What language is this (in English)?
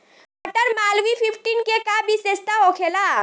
Bhojpuri